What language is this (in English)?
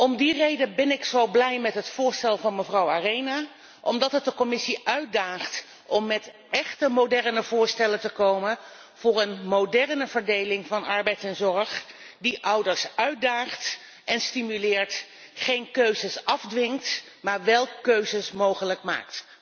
Dutch